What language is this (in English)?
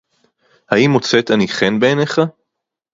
Hebrew